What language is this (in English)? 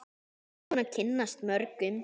Icelandic